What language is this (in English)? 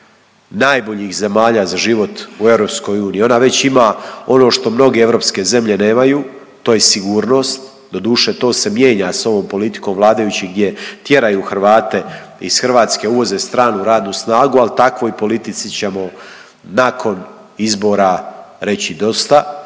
Croatian